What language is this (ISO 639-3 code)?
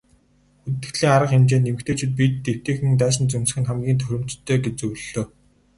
mon